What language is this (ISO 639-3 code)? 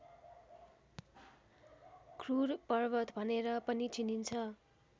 nep